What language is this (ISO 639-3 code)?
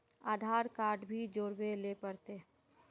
mag